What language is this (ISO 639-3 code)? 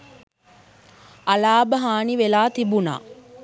sin